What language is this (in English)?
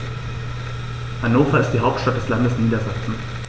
German